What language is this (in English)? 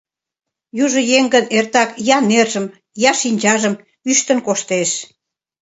Mari